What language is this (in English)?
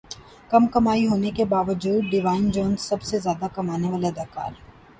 Urdu